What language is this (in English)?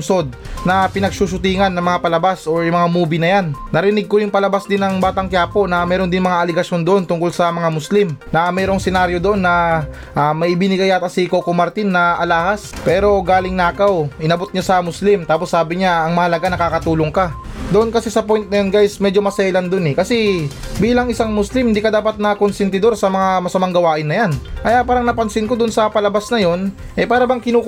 Filipino